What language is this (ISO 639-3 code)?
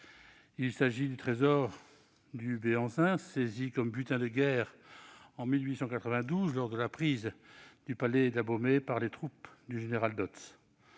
fra